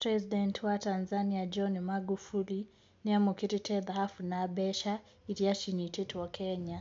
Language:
Kikuyu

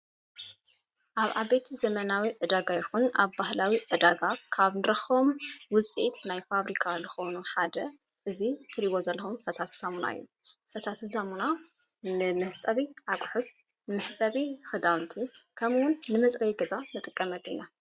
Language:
Tigrinya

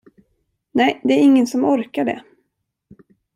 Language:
Swedish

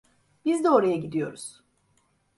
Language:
Turkish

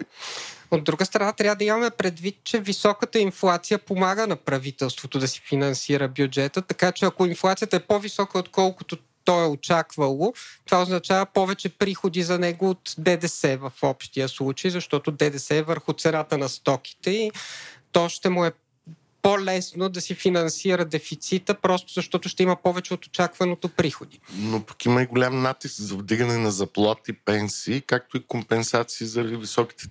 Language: Bulgarian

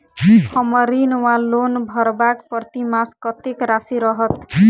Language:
Maithili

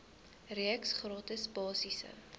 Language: Afrikaans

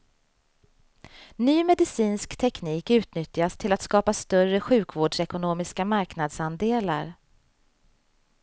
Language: Swedish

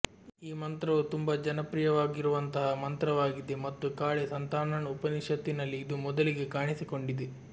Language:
Kannada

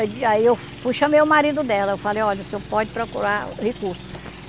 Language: Portuguese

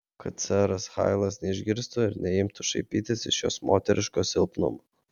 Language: Lithuanian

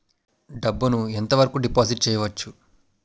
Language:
Telugu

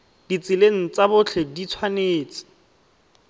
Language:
Tswana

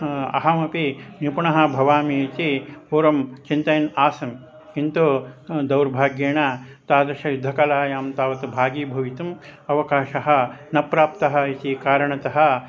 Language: Sanskrit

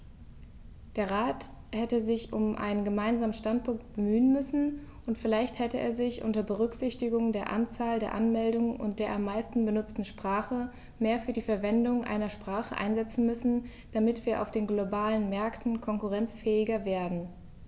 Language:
German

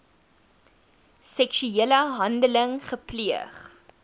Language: Afrikaans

